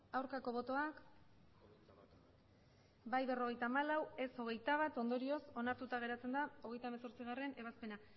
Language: Basque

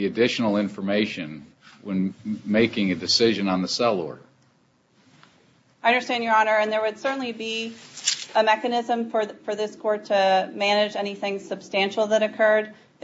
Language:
English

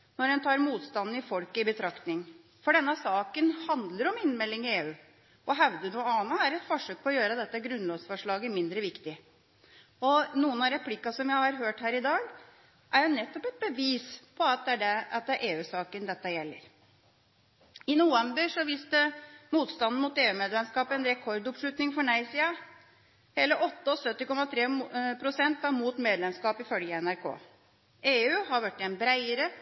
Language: Norwegian Bokmål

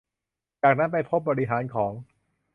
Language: Thai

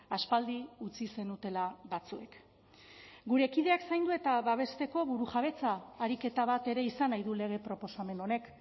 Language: Basque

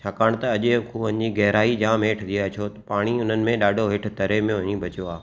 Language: Sindhi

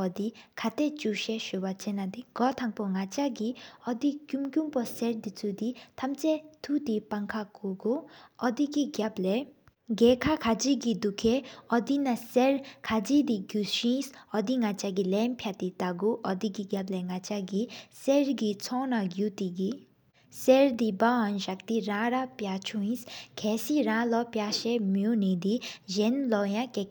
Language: Sikkimese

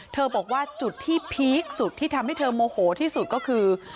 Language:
Thai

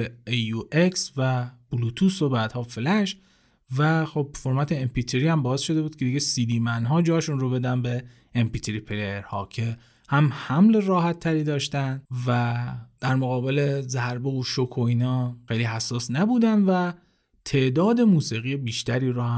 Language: Persian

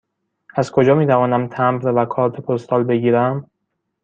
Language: Persian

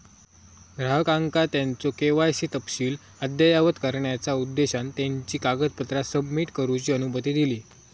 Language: Marathi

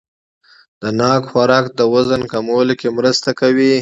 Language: Pashto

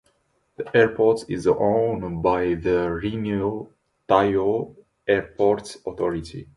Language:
English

